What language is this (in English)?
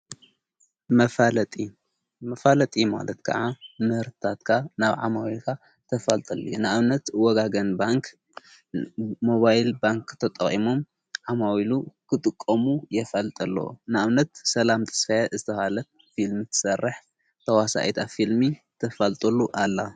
Tigrinya